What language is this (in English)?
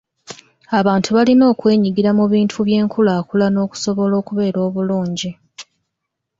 Ganda